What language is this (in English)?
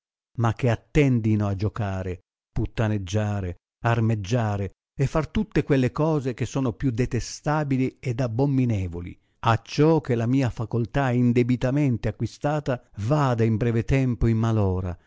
Italian